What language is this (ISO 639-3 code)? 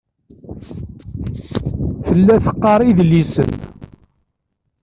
kab